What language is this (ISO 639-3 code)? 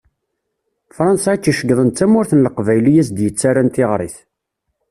kab